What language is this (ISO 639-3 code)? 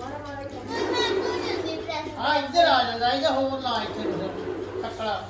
ara